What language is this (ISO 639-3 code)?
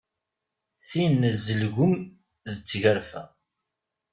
kab